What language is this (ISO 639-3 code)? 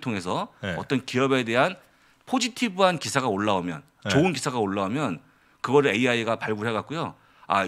kor